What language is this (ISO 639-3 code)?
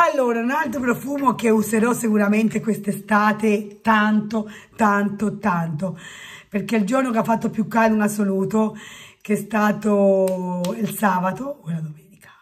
ita